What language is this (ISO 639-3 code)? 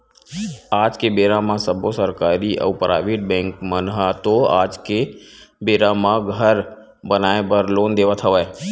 hne